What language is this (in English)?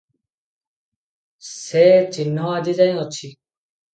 Odia